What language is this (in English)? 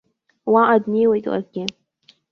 Abkhazian